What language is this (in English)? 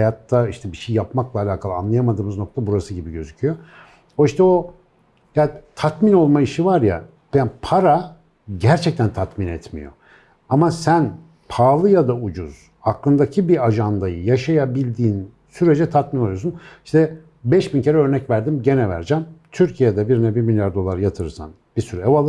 Turkish